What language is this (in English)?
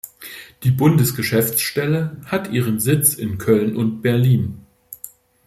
German